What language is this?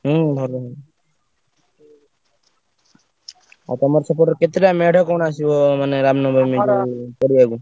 Odia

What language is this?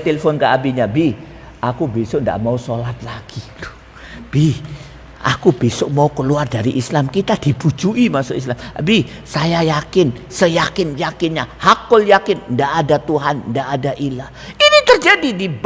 Indonesian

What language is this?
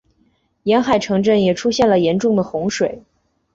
Chinese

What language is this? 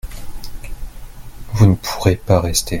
French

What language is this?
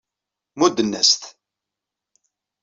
Kabyle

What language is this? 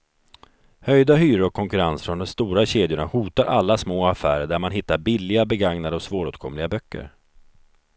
Swedish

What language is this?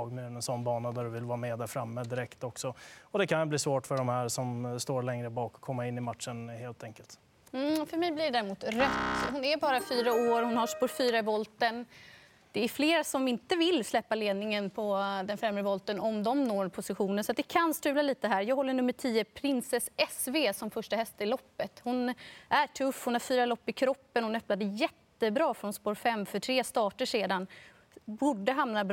Swedish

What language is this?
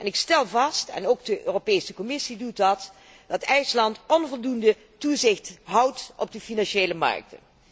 Dutch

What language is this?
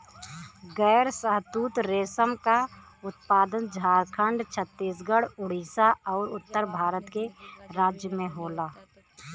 Bhojpuri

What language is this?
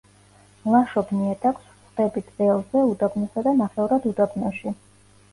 Georgian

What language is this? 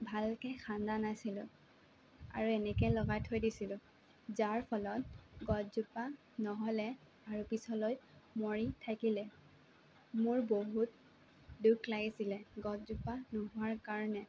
Assamese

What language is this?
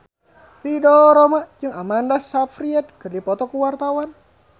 Sundanese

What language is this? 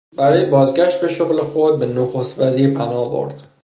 Persian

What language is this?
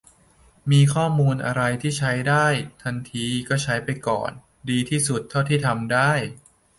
Thai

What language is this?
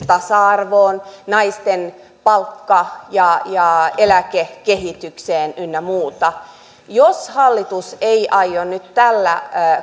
Finnish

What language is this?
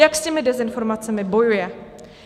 Czech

